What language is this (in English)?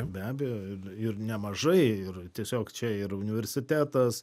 Lithuanian